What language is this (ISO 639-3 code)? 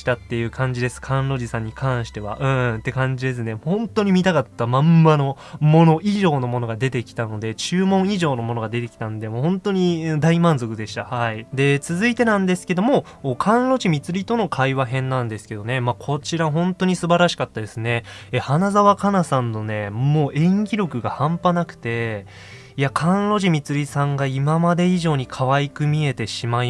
jpn